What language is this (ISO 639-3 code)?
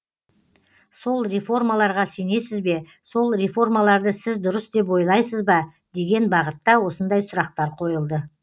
kaz